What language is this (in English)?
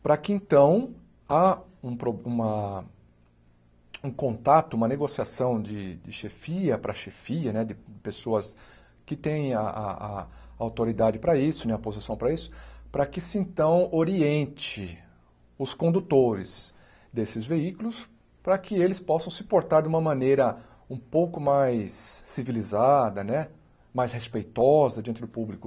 Portuguese